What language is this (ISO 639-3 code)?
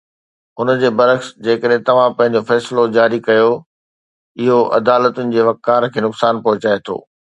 snd